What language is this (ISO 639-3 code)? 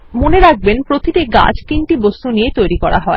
ben